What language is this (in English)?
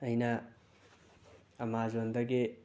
Manipuri